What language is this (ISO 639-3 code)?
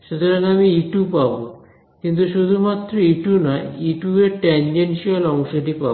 ben